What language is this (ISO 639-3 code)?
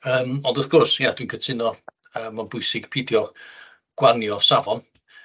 cym